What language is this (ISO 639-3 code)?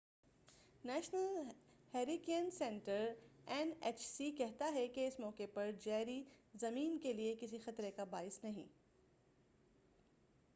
urd